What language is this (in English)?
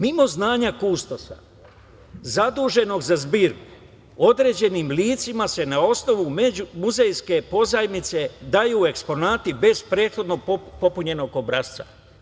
Serbian